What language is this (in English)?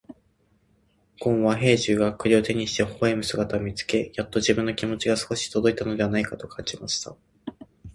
Japanese